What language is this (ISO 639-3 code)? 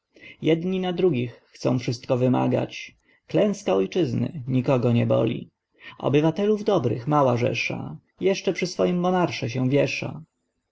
pol